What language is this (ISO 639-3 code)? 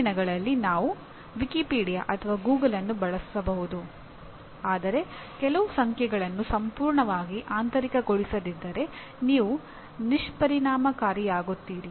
kan